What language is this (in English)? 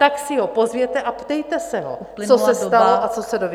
Czech